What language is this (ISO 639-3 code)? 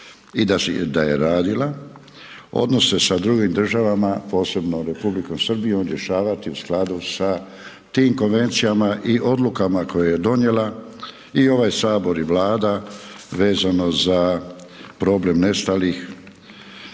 hrv